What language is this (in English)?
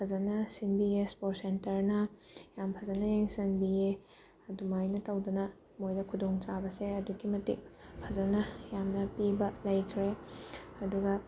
Manipuri